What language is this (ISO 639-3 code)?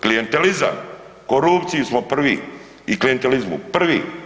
hrv